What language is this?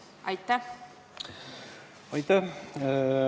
Estonian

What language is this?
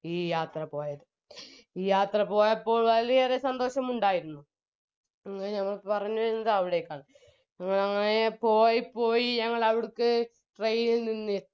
Malayalam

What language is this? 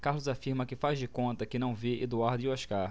Portuguese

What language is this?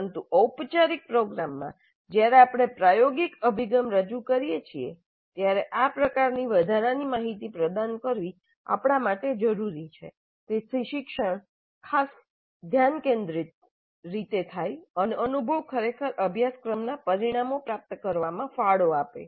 Gujarati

